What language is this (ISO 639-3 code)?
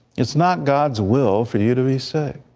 eng